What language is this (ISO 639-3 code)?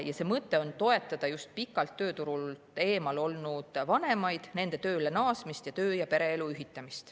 est